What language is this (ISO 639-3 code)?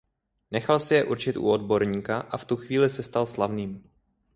ces